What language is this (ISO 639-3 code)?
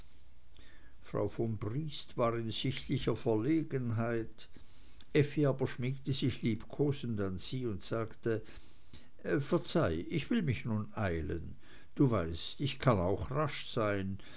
deu